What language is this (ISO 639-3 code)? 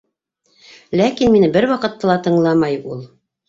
bak